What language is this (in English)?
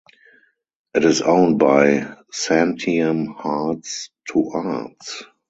English